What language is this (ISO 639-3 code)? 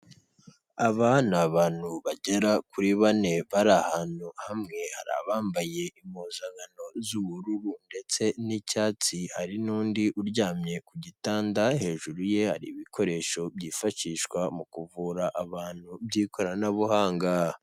kin